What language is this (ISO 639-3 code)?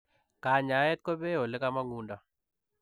kln